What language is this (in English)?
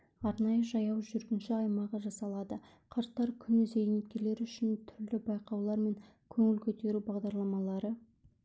Kazakh